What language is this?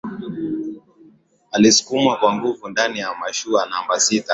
Swahili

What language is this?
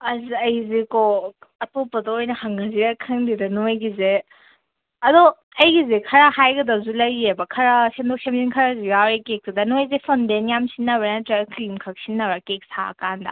Manipuri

